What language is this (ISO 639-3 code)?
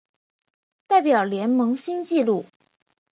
zho